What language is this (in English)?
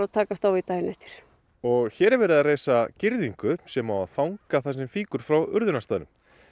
Icelandic